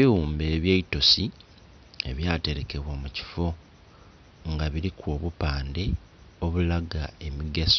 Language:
Soga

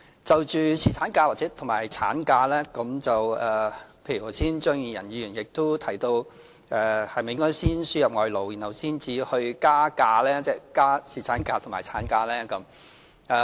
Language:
Cantonese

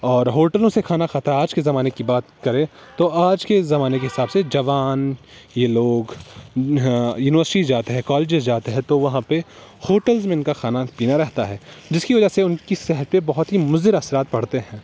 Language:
Urdu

